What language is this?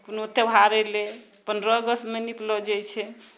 Maithili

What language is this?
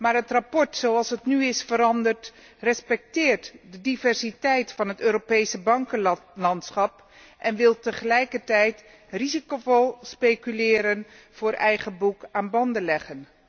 Dutch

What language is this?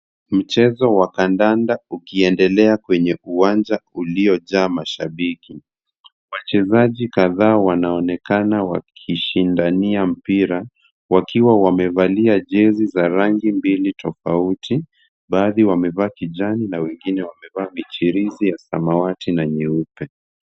Swahili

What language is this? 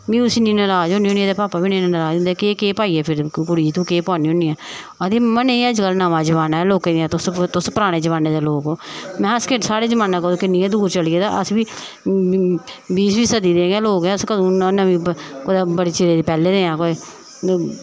Dogri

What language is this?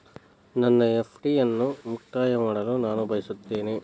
Kannada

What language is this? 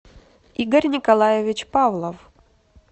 Russian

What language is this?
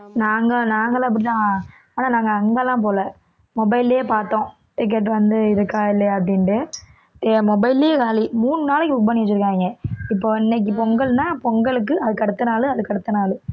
Tamil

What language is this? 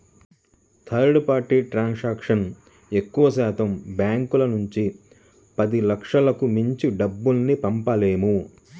Telugu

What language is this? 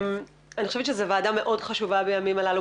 Hebrew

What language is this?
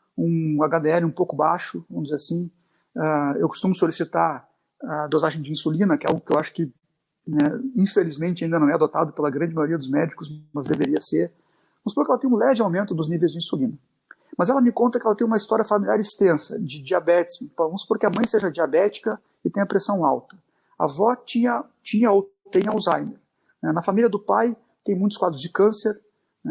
Portuguese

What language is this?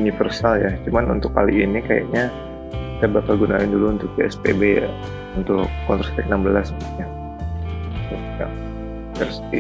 Indonesian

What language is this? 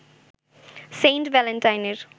Bangla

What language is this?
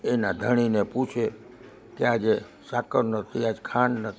Gujarati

